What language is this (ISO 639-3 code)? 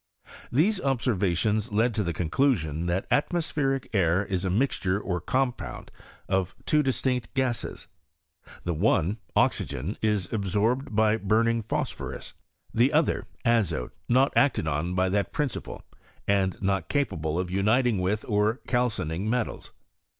eng